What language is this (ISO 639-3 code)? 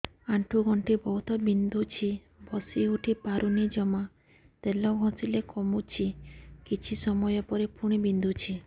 ori